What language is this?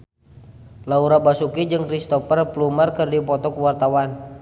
Sundanese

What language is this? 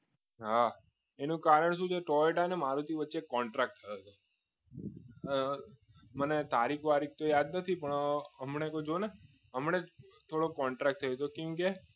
Gujarati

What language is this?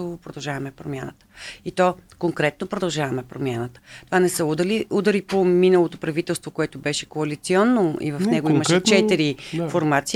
Bulgarian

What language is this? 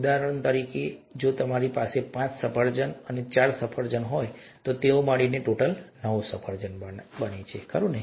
Gujarati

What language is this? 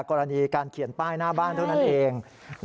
Thai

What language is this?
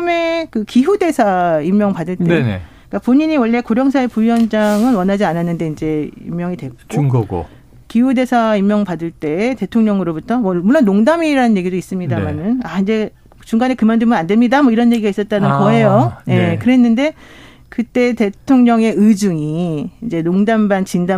Korean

